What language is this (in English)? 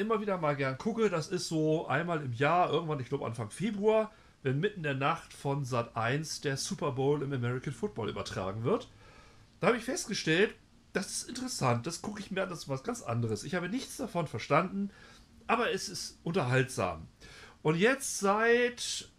German